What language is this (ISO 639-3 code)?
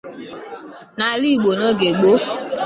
ibo